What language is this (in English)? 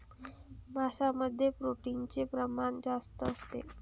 Marathi